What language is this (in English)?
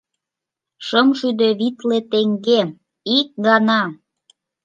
Mari